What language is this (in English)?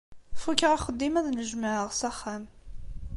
Kabyle